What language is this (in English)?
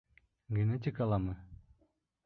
Bashkir